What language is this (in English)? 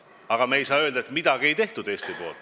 Estonian